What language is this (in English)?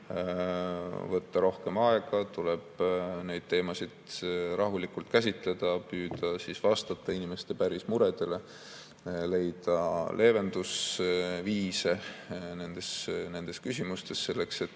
Estonian